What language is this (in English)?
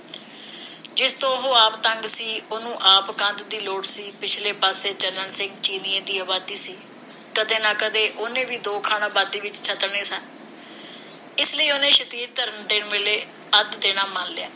Punjabi